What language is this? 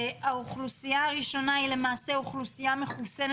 Hebrew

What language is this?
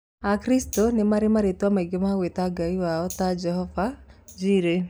Kikuyu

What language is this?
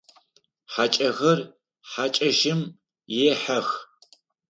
Adyghe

